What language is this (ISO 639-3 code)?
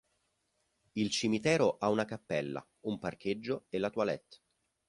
ita